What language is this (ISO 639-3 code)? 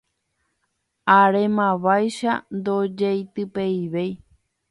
grn